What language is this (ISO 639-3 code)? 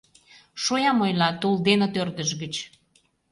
chm